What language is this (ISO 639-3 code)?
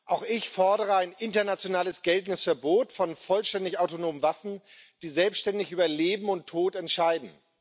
deu